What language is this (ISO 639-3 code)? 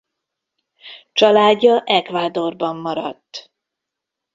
hun